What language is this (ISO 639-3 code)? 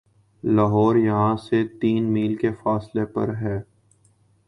urd